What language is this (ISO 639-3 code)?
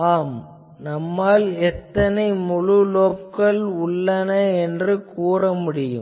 tam